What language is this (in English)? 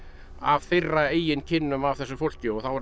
Icelandic